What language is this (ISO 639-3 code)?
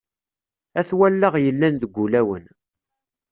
kab